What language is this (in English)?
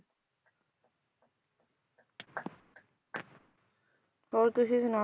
Punjabi